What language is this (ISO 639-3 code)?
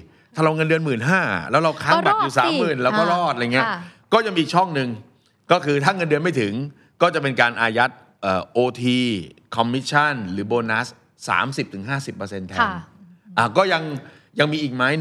tha